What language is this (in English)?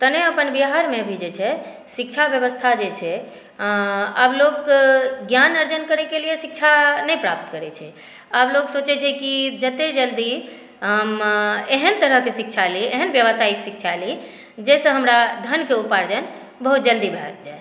Maithili